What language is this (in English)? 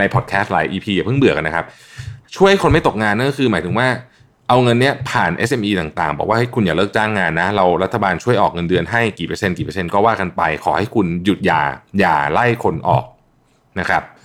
Thai